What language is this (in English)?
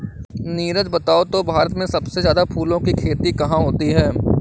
Hindi